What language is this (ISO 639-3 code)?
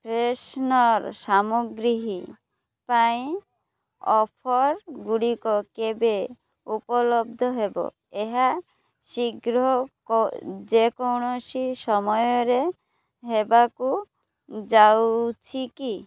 ori